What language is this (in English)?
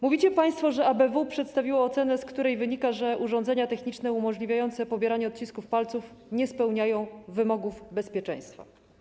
Polish